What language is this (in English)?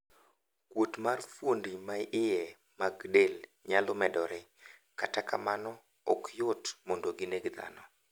Luo (Kenya and Tanzania)